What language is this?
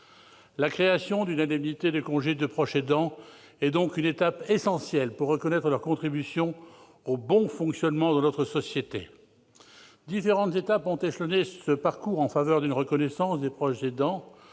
French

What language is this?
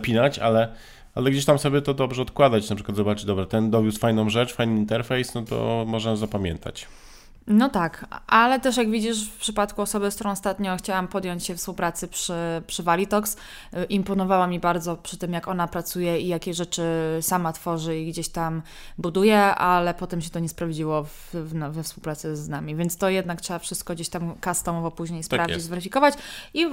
Polish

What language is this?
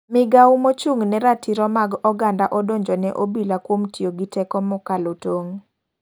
Luo (Kenya and Tanzania)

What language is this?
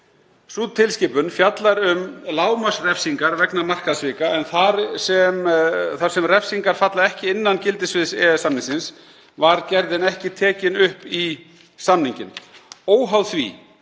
Icelandic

